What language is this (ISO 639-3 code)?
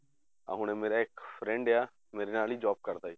pan